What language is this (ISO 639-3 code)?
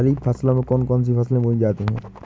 hin